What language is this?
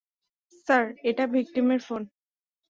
Bangla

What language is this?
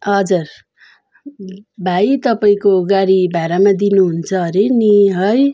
Nepali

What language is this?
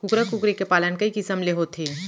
Chhattisgarhi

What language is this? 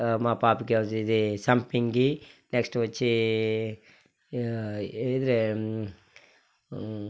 Telugu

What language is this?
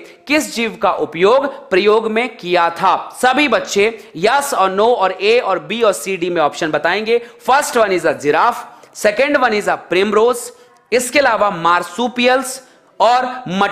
Hindi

